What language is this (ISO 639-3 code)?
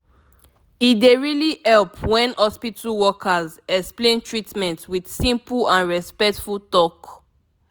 pcm